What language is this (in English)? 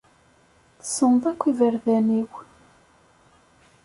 Kabyle